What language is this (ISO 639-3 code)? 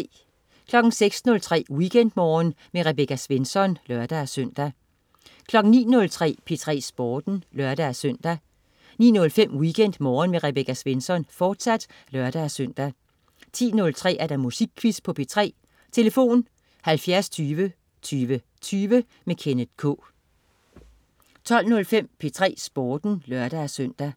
dan